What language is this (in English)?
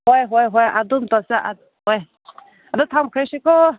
Manipuri